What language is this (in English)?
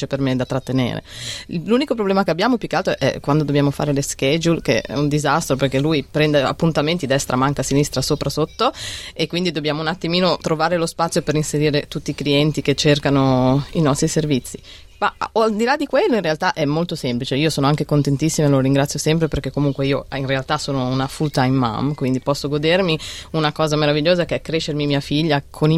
Italian